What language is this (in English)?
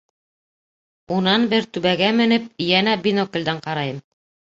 Bashkir